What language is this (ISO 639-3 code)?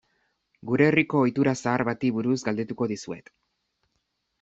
eus